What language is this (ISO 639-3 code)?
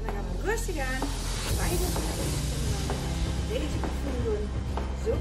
nld